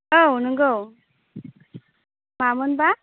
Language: Bodo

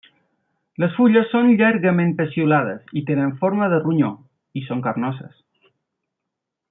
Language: Catalan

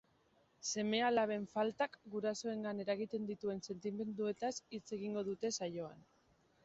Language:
Basque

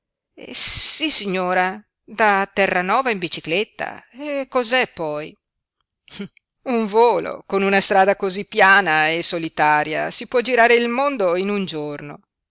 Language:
Italian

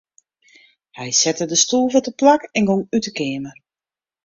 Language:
Western Frisian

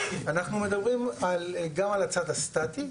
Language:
Hebrew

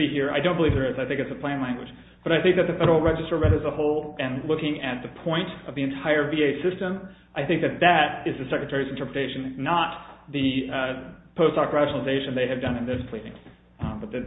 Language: English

